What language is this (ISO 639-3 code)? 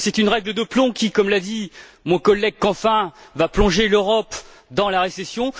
fra